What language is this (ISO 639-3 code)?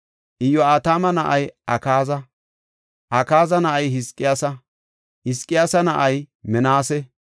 gof